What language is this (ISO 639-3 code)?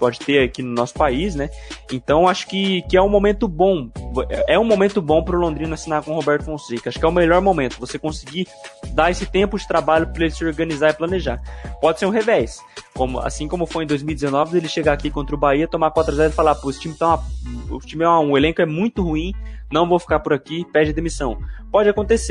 por